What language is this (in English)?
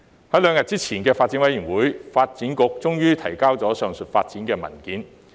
Cantonese